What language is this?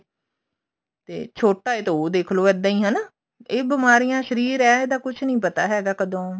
Punjabi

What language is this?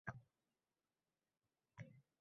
Uzbek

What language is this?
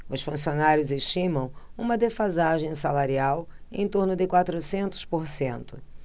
Portuguese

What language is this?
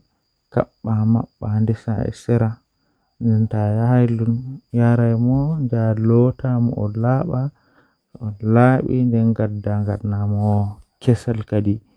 Western Niger Fulfulde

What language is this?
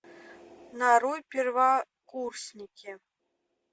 Russian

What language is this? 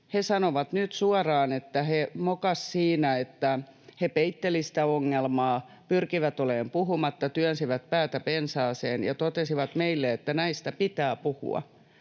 Finnish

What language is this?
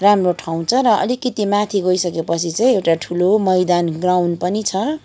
Nepali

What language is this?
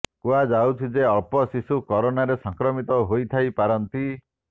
Odia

